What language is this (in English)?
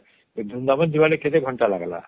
Odia